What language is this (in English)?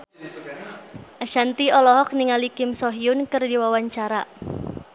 Sundanese